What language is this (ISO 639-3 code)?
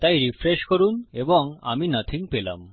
ben